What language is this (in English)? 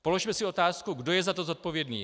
Czech